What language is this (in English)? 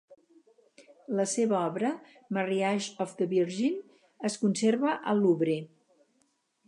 Catalan